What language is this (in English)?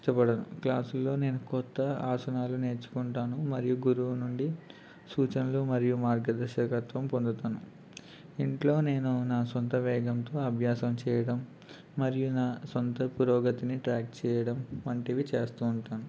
Telugu